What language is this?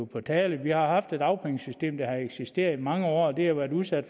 Danish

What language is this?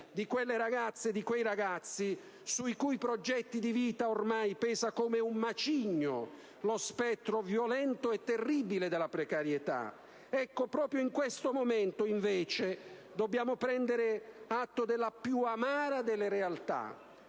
Italian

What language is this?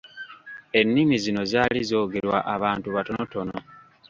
Ganda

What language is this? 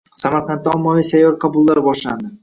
Uzbek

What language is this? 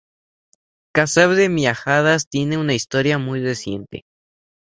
Spanish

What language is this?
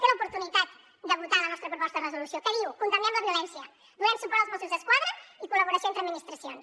Catalan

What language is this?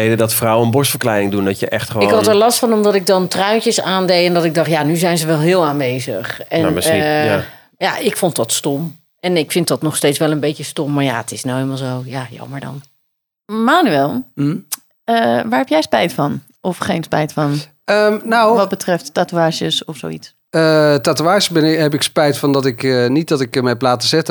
Dutch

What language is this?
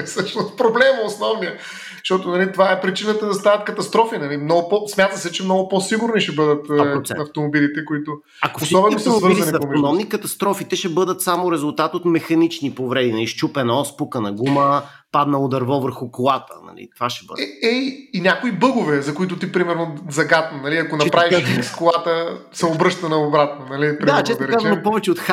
Bulgarian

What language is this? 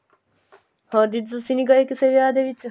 Punjabi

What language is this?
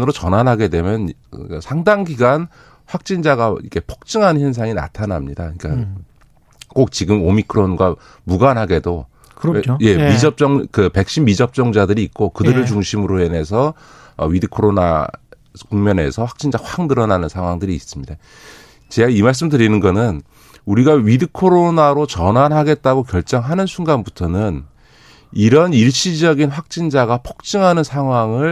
Korean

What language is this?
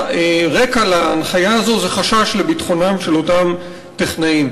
Hebrew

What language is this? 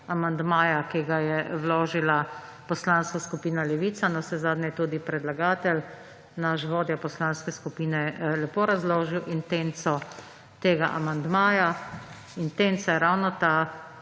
Slovenian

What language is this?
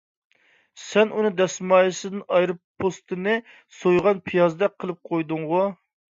Uyghur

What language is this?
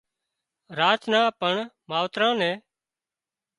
Wadiyara Koli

